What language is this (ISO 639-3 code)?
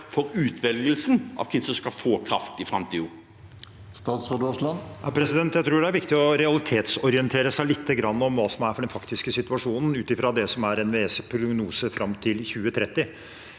nor